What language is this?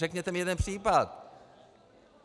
Czech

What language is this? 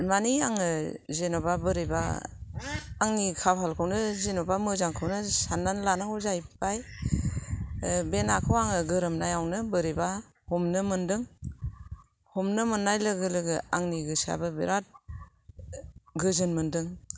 Bodo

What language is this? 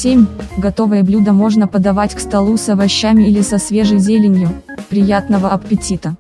Russian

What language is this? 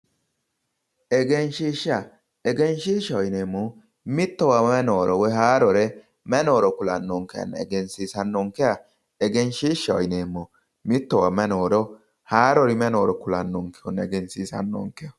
Sidamo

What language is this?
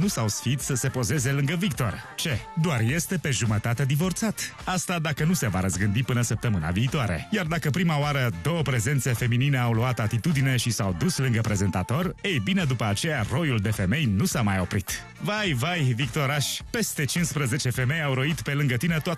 Romanian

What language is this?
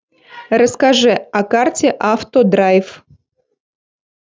Russian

